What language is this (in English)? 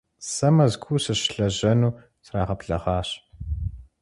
Kabardian